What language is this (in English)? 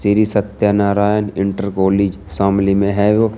Hindi